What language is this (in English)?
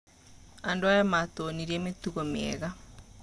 Kikuyu